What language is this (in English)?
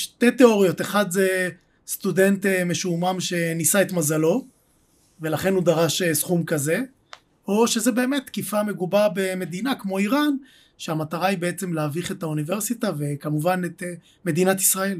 Hebrew